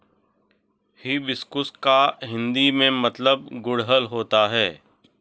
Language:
Hindi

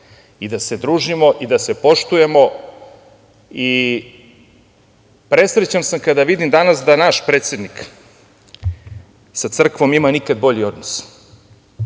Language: Serbian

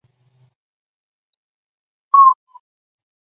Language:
Chinese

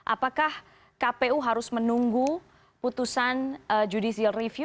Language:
Indonesian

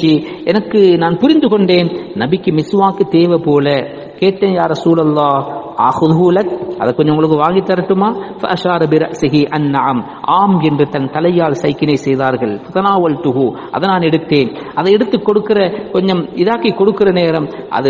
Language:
Arabic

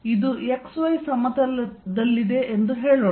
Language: Kannada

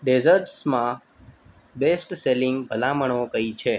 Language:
Gujarati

